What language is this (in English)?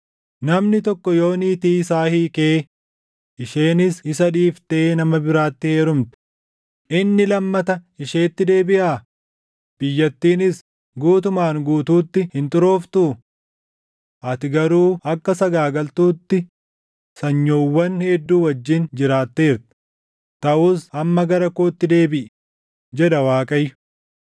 Oromo